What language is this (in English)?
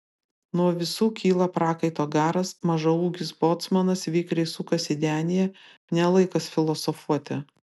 Lithuanian